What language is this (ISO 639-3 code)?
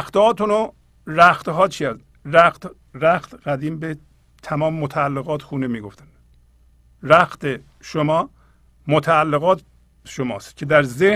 fas